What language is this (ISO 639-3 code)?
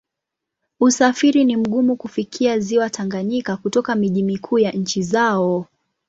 swa